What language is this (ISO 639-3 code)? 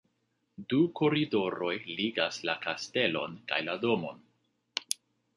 epo